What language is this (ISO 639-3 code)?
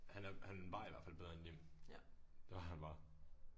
dan